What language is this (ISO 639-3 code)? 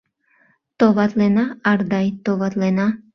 chm